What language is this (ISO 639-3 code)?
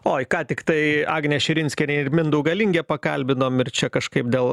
lit